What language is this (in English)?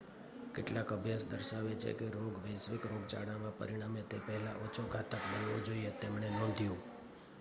Gujarati